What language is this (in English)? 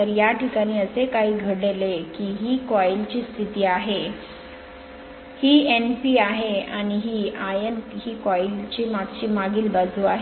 Marathi